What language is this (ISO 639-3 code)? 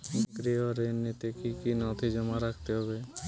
ben